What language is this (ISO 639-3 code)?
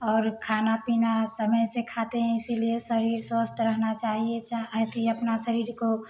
hin